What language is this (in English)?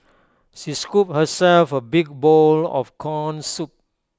English